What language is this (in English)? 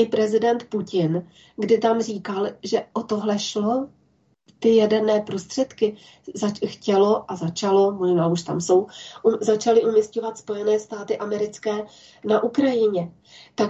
Czech